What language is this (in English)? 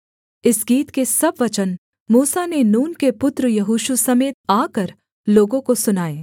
Hindi